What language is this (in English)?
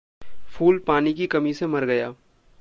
Hindi